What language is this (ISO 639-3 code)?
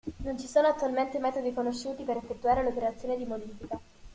ita